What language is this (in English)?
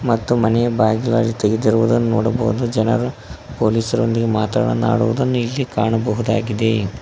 Kannada